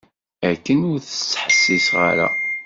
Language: Kabyle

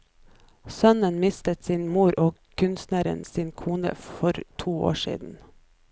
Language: Norwegian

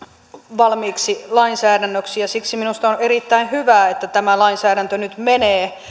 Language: Finnish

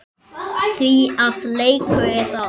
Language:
Icelandic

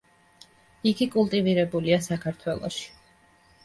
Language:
Georgian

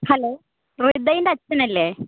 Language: Malayalam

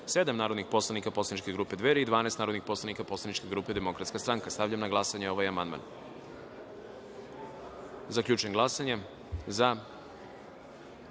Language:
Serbian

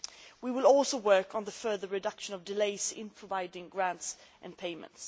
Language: English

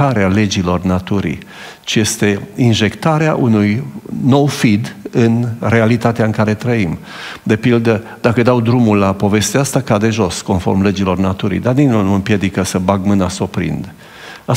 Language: Romanian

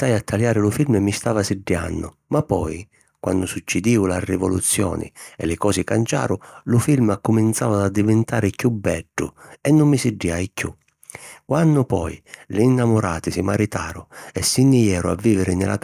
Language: Sicilian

